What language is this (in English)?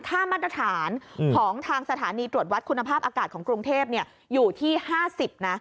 Thai